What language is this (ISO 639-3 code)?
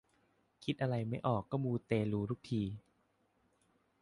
tha